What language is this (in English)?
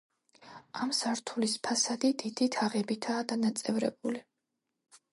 Georgian